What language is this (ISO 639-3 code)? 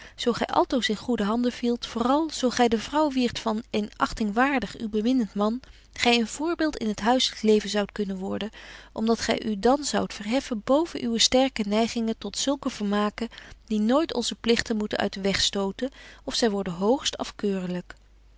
nld